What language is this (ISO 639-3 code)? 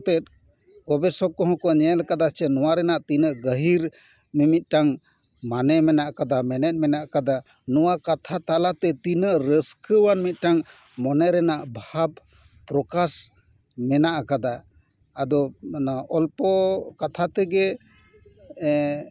sat